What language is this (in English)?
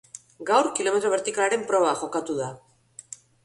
Basque